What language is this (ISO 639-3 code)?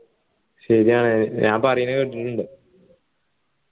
mal